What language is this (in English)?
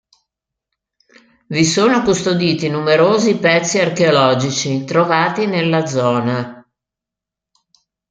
Italian